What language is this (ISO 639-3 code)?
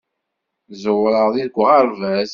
kab